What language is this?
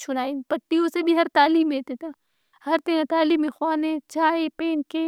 Brahui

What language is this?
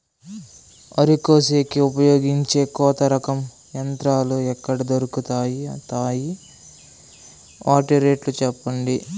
Telugu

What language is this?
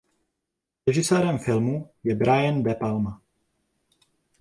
Czech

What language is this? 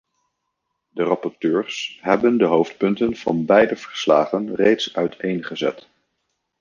Dutch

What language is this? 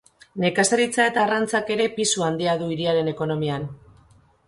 Basque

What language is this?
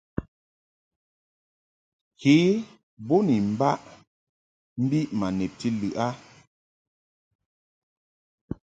Mungaka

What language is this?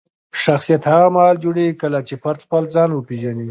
Pashto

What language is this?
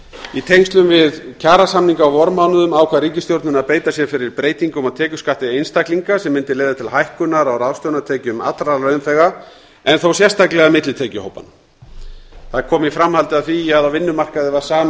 Icelandic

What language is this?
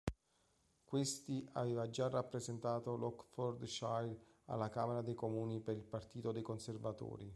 Italian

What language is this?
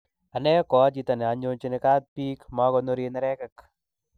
Kalenjin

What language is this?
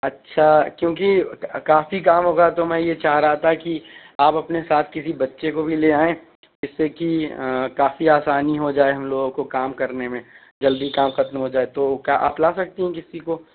Urdu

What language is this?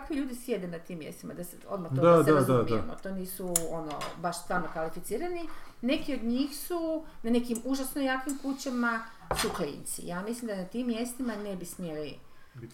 Croatian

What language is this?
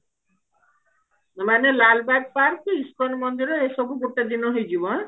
Odia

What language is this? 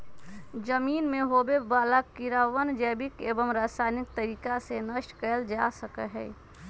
Magahi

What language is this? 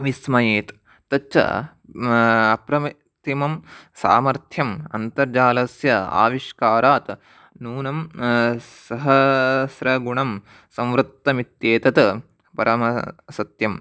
Sanskrit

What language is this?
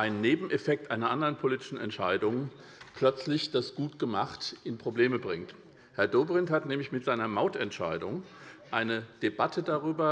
German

